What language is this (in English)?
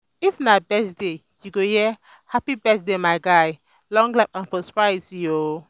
Nigerian Pidgin